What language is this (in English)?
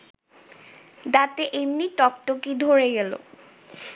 Bangla